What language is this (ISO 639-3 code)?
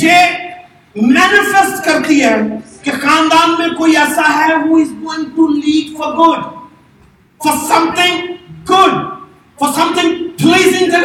urd